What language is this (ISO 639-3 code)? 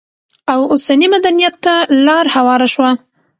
pus